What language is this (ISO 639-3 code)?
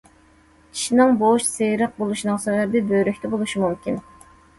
uig